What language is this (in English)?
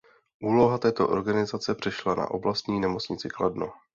Czech